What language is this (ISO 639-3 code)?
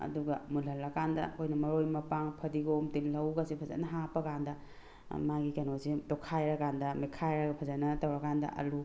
mni